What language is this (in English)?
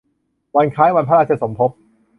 Thai